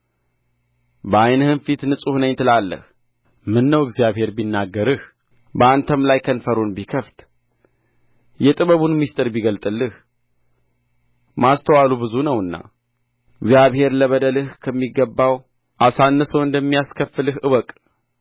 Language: Amharic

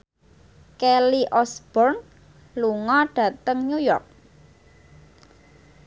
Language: Javanese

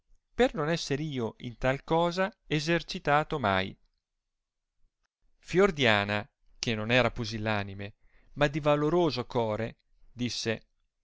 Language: Italian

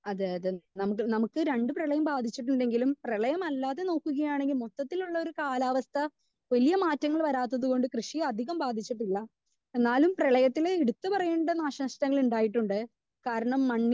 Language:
Malayalam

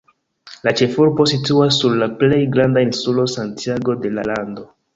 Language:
Esperanto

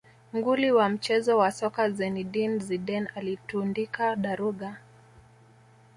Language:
Swahili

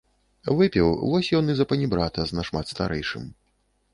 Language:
Belarusian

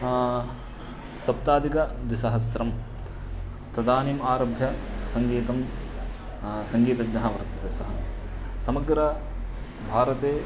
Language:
Sanskrit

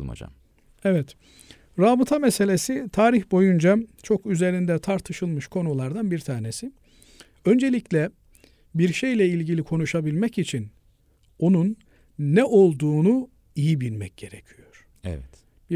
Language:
Turkish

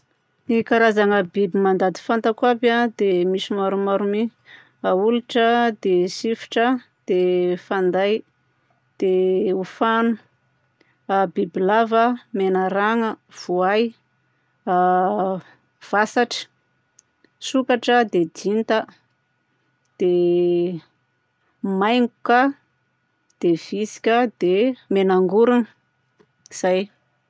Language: Southern Betsimisaraka Malagasy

